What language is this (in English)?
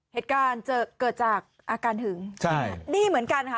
Thai